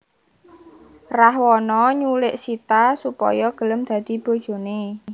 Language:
Javanese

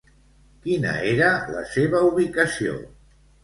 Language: Catalan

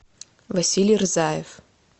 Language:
Russian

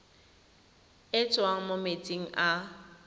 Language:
Tswana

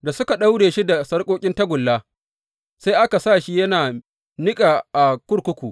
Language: Hausa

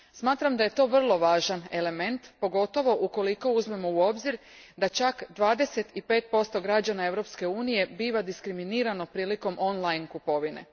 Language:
Croatian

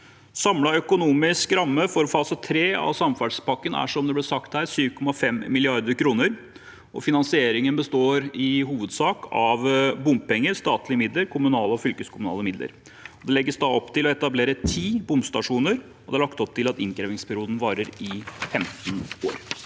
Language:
Norwegian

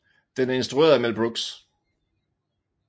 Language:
Danish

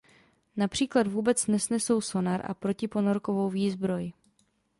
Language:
Czech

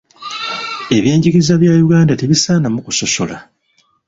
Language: Ganda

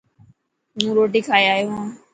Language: Dhatki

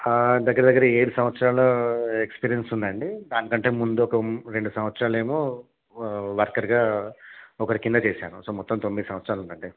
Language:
Telugu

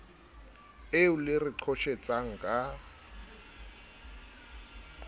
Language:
Southern Sotho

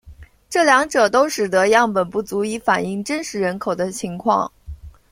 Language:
Chinese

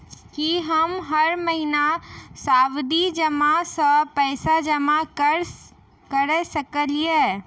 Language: Maithili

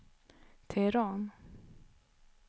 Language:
Swedish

